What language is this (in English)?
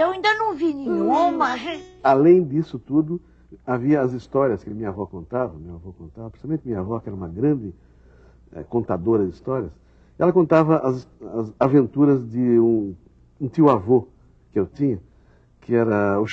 Portuguese